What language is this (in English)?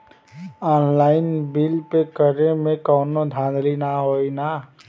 Bhojpuri